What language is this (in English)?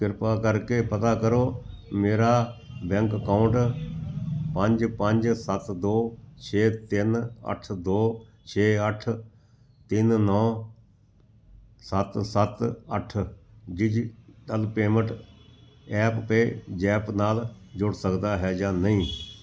Punjabi